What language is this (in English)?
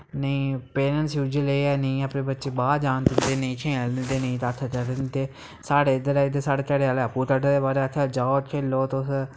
Dogri